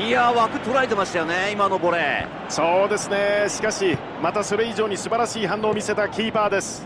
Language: Japanese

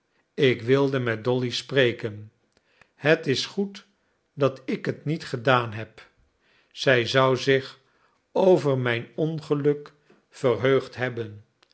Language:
Dutch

